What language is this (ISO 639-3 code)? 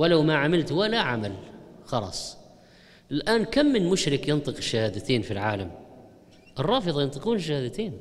ara